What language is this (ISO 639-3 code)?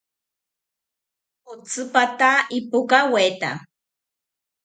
cpy